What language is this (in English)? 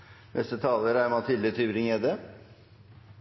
Norwegian Nynorsk